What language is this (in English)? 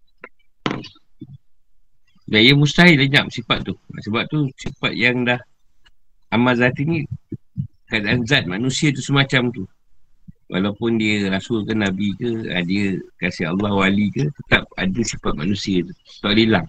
Malay